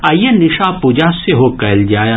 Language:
Maithili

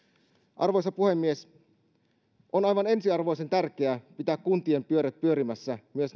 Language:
Finnish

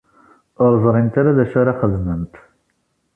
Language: Kabyle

